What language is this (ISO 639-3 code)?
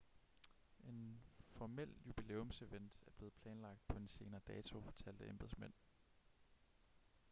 dan